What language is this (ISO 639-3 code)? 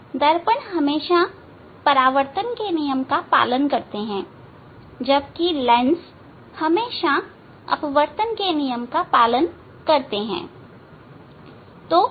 hin